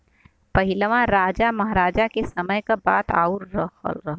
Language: Bhojpuri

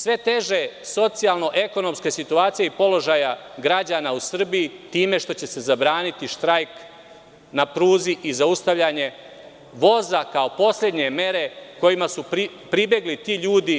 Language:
Serbian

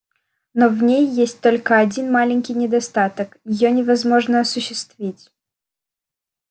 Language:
Russian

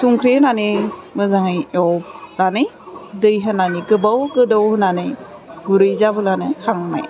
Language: Bodo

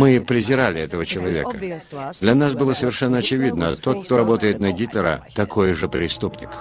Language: Russian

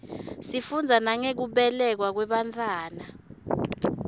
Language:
Swati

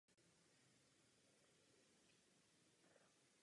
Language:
Czech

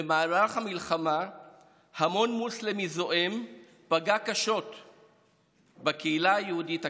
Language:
Hebrew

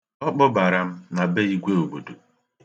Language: Igbo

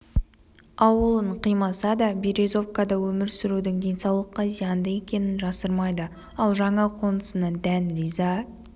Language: Kazakh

